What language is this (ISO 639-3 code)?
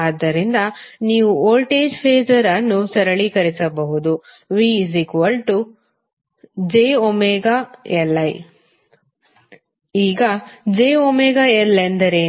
kan